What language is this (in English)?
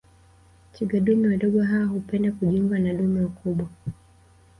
Swahili